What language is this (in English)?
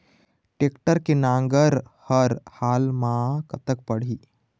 Chhattisgarhi